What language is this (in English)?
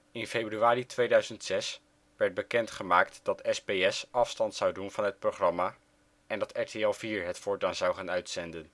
Dutch